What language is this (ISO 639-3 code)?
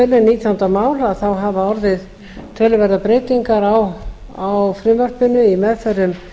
isl